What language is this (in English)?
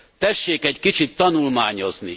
Hungarian